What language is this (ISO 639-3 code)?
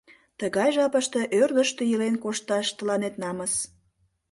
chm